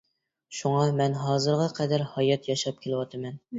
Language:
Uyghur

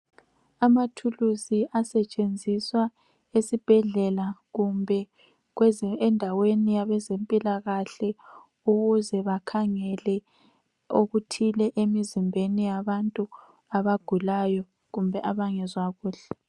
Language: North Ndebele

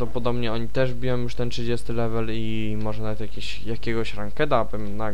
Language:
Polish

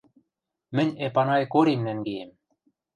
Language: Western Mari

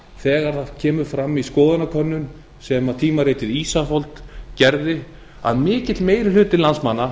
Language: Icelandic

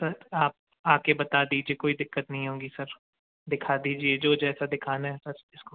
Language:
Hindi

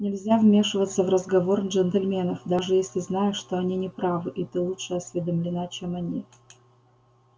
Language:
Russian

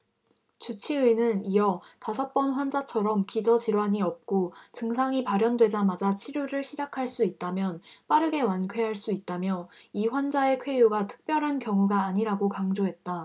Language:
Korean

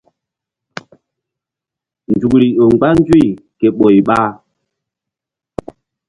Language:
Mbum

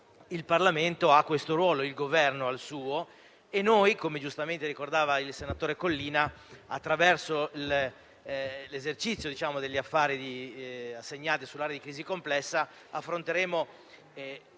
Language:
Italian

